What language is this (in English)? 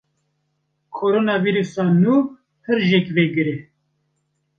Kurdish